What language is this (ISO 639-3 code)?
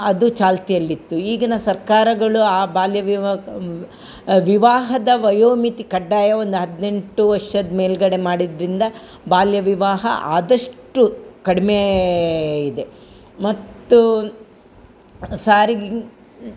kan